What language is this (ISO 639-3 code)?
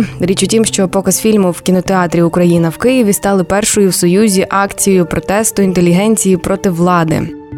ukr